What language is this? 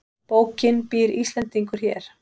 Icelandic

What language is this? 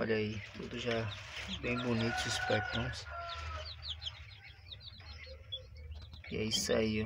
Portuguese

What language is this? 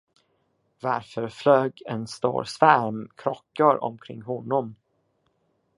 Swedish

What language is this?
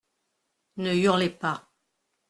French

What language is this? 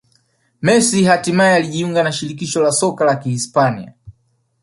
Swahili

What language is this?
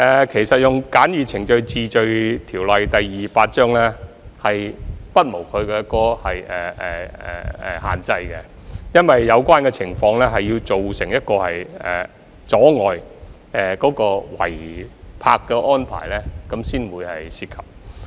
Cantonese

